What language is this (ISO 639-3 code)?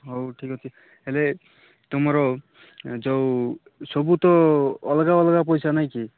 ori